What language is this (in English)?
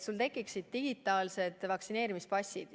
Estonian